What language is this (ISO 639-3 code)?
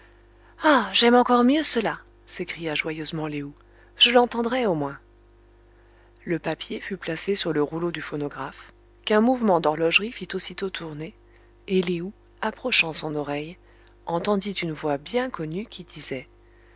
fra